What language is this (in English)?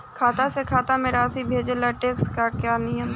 Bhojpuri